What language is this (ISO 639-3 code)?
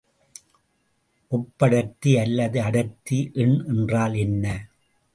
tam